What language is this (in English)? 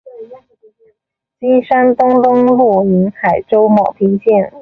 Chinese